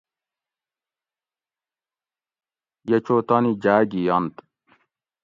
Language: Gawri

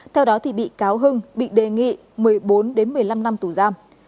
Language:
Vietnamese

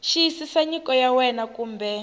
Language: Tsonga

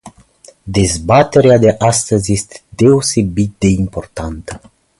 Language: Romanian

